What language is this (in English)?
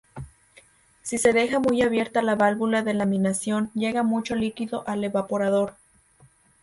Spanish